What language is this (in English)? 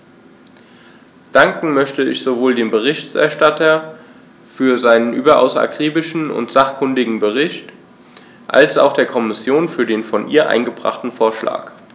German